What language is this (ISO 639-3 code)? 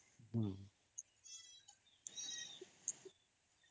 ori